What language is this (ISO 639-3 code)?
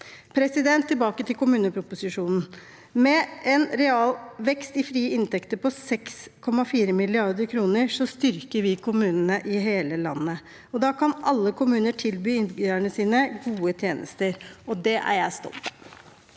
nor